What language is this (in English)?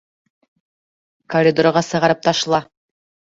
Bashkir